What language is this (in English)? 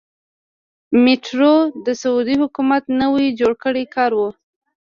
Pashto